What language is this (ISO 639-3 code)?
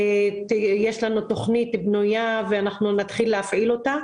heb